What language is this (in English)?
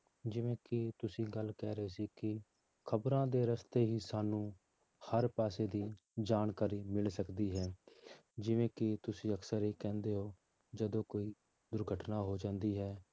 Punjabi